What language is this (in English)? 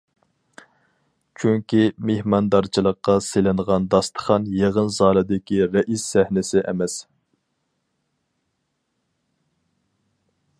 Uyghur